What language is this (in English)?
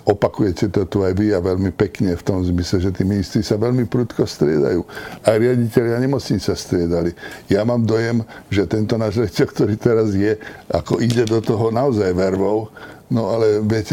Slovak